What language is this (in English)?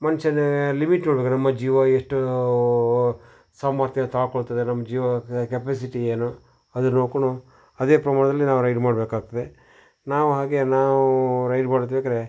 Kannada